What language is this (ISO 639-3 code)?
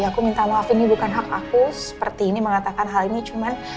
ind